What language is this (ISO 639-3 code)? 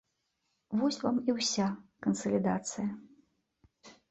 bel